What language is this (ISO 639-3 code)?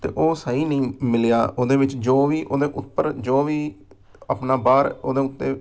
pan